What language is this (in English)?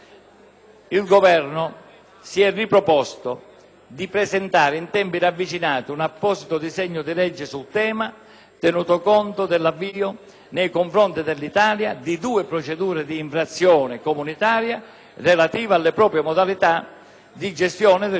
Italian